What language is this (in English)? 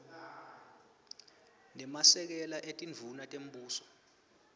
Swati